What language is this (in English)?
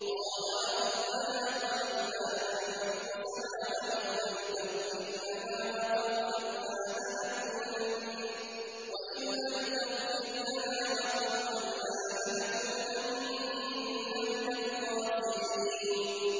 Arabic